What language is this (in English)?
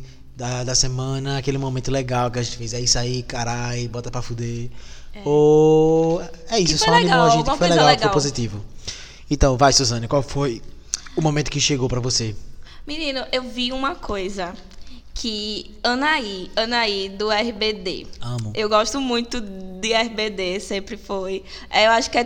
Portuguese